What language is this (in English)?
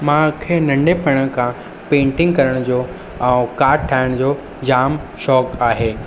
Sindhi